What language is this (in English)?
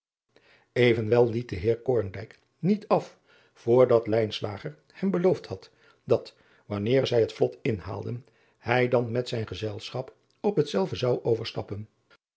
Dutch